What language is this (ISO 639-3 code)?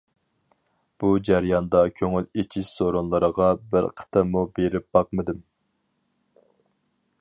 uig